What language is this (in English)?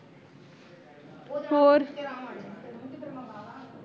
Punjabi